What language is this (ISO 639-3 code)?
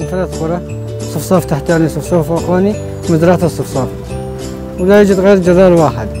ara